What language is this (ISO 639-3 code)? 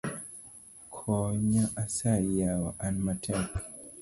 luo